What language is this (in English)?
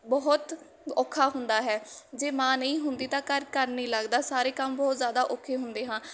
Punjabi